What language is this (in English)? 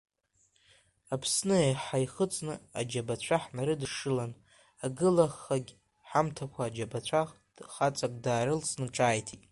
Abkhazian